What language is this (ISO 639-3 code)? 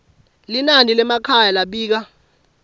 ssw